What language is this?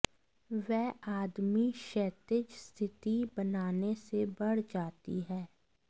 Hindi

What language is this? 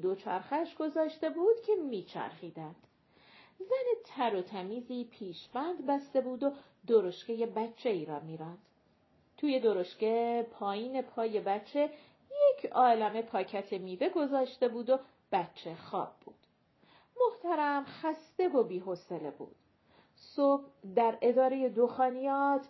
Persian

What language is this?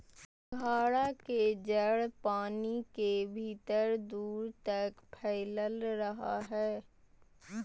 Magahi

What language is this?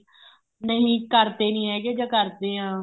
Punjabi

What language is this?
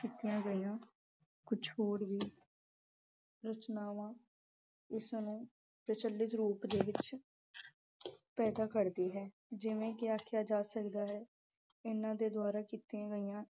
Punjabi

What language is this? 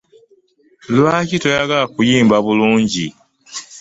Ganda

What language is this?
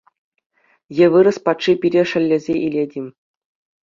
Chuvash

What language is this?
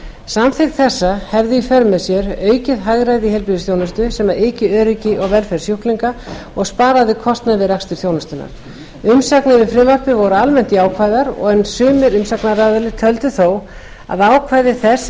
Icelandic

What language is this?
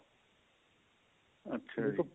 Punjabi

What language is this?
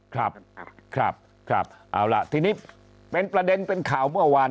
Thai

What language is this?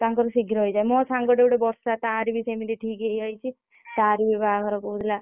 Odia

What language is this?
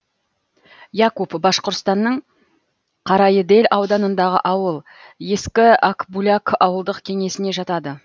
Kazakh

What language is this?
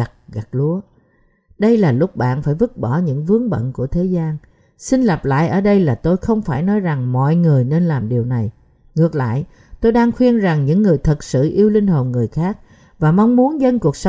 Vietnamese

